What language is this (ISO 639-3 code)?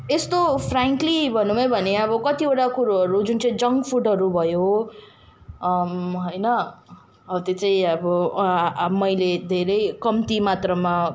nep